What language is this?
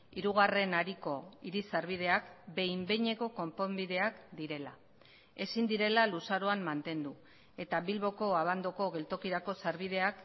Basque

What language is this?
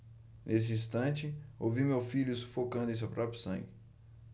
Portuguese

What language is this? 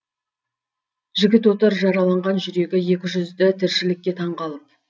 Kazakh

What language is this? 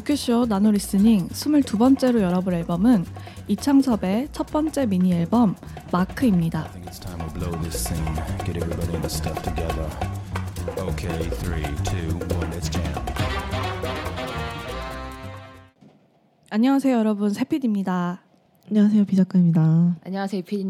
Korean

